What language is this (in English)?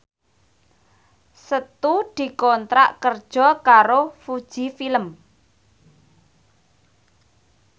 Javanese